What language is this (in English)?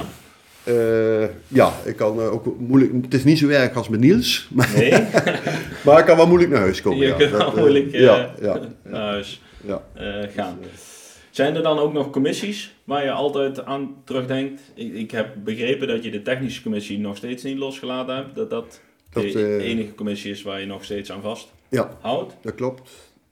Dutch